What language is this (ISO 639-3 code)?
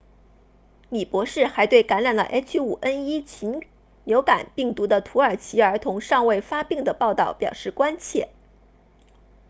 zho